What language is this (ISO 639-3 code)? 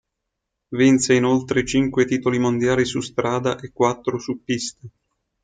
ita